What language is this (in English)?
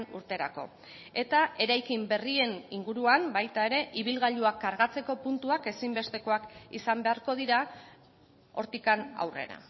Basque